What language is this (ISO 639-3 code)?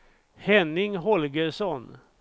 swe